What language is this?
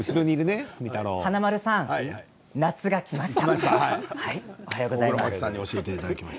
Japanese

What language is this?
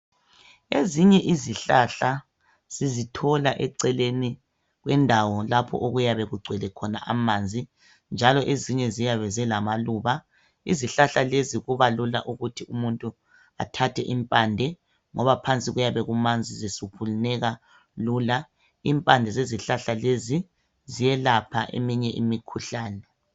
North Ndebele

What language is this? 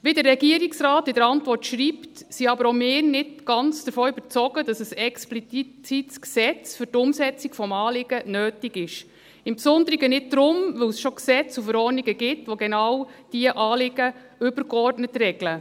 Swiss German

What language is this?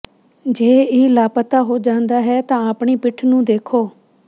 Punjabi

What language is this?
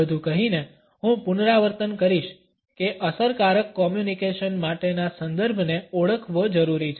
Gujarati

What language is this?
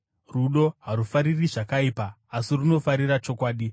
Shona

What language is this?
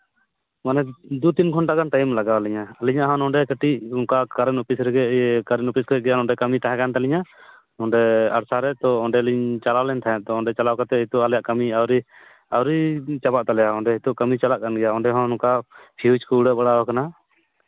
Santali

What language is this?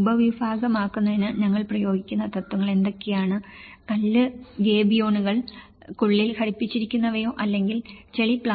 Malayalam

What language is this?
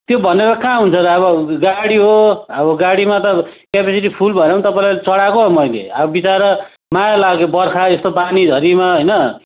Nepali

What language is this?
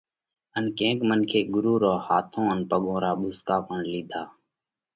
Parkari Koli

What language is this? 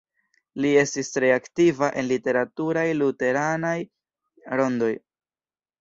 Esperanto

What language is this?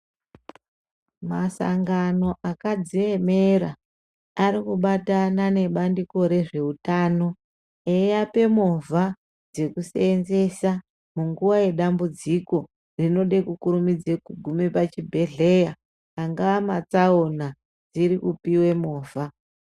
Ndau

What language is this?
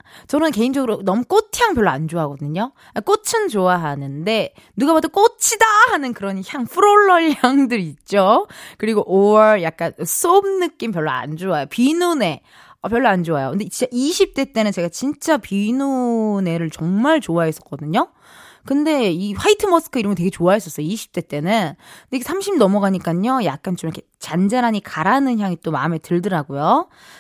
Korean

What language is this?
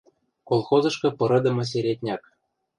Western Mari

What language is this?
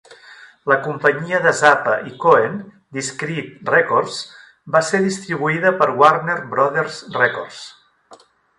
Catalan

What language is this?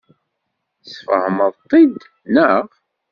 Kabyle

